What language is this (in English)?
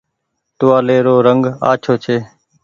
Goaria